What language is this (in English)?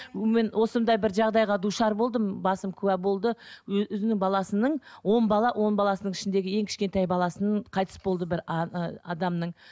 Kazakh